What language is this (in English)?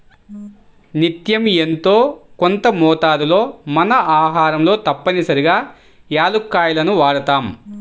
Telugu